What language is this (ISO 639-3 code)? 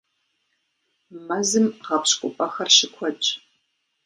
kbd